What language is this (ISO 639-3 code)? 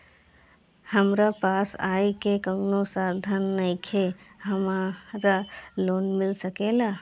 bho